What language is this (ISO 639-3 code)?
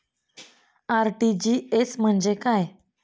mar